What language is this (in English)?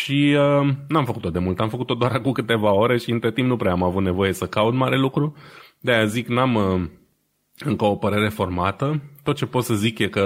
Romanian